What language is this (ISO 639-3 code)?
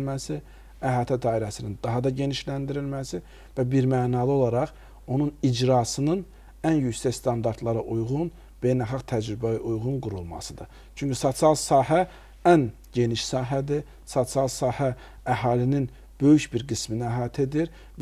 ara